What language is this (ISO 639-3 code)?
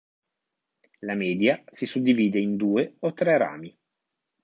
ita